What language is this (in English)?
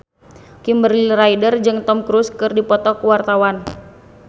Sundanese